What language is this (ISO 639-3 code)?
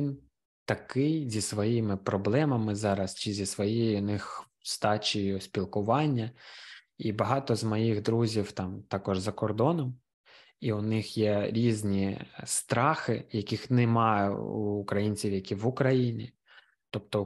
ukr